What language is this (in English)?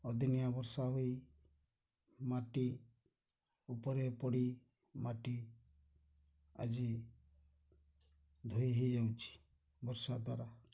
Odia